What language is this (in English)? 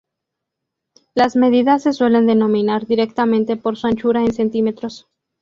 Spanish